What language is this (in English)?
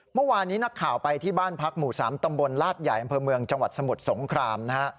Thai